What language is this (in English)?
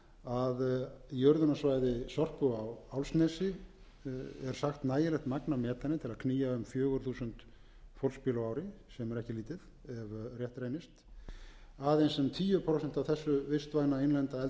Icelandic